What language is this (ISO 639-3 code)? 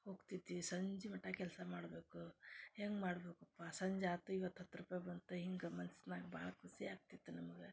kan